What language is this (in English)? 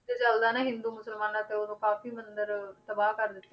Punjabi